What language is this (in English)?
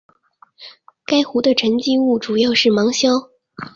Chinese